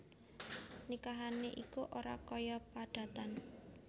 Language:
Javanese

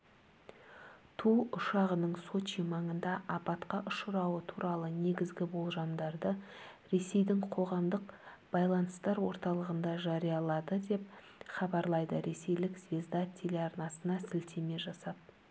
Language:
Kazakh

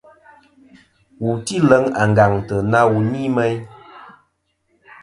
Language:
Kom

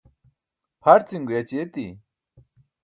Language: Burushaski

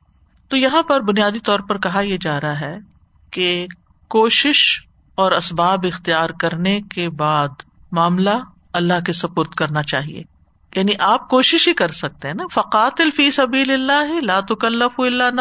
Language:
Urdu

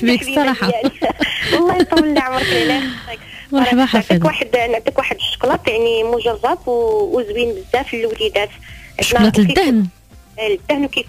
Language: Arabic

